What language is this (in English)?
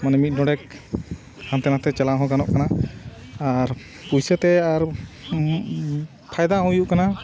Santali